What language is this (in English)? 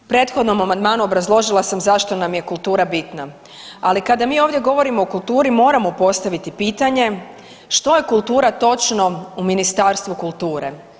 Croatian